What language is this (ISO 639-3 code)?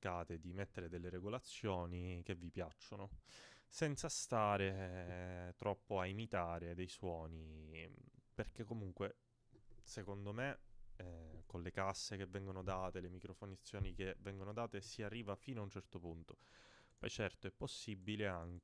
ita